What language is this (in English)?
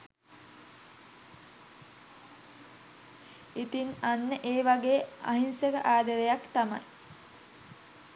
Sinhala